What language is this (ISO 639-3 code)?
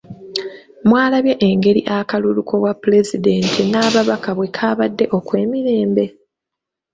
lug